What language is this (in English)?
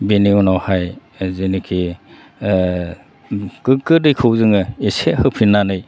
Bodo